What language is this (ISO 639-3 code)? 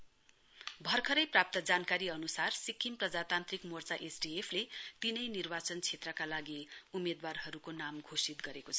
nep